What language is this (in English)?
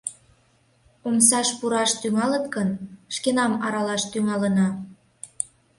Mari